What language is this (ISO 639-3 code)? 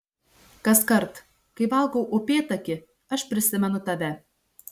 lit